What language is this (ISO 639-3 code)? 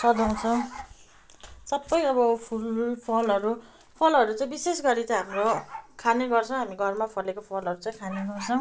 nep